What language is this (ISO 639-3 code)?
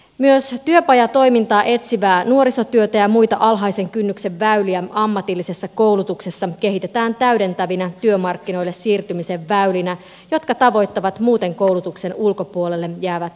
fin